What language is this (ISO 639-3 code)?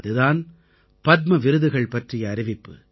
tam